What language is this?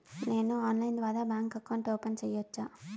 Telugu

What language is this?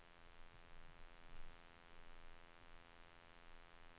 Swedish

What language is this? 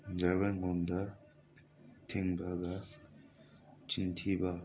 Manipuri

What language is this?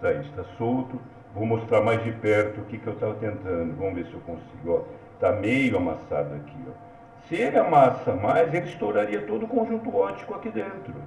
Portuguese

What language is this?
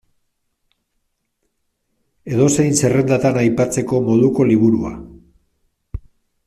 Basque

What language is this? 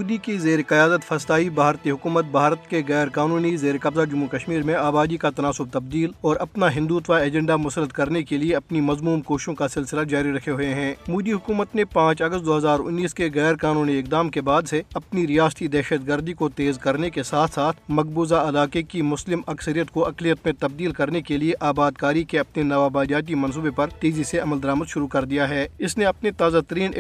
Urdu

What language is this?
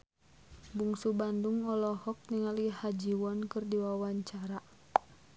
Sundanese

